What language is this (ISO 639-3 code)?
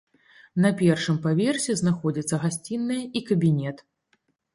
bel